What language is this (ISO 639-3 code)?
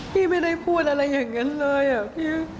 tha